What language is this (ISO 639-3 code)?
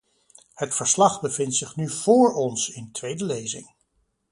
nld